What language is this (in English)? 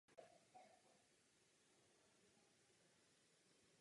Czech